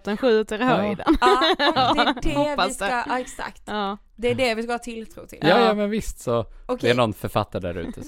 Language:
Swedish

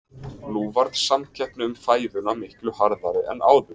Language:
Icelandic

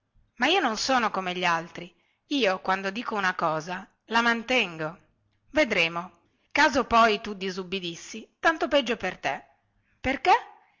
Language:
Italian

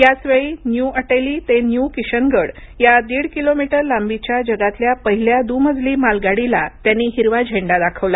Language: Marathi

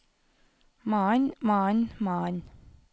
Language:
Norwegian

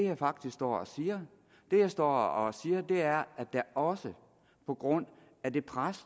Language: Danish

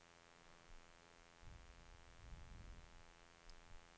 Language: Swedish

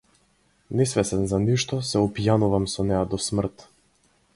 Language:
Macedonian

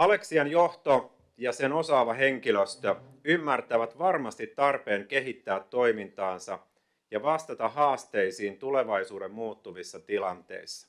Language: Finnish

